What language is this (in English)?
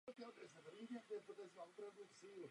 Czech